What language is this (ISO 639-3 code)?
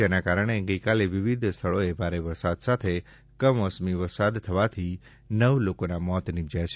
guj